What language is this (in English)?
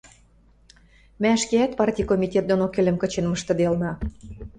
Western Mari